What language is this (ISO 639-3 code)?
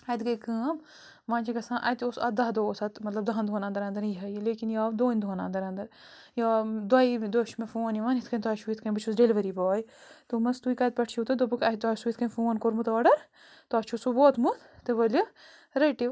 kas